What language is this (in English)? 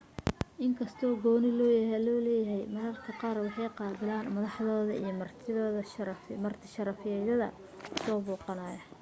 Somali